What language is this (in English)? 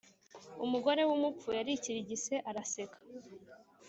Kinyarwanda